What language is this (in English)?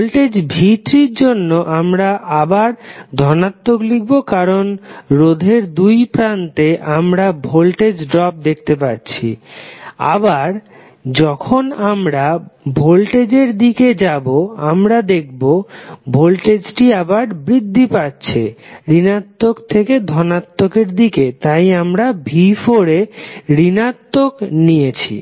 Bangla